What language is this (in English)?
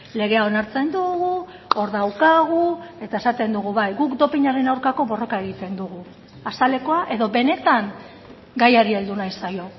Basque